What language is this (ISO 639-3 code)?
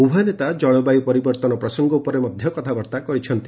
ori